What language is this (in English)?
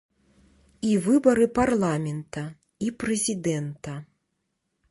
Belarusian